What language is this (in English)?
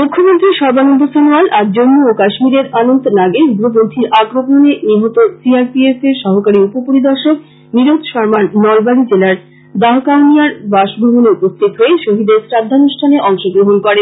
Bangla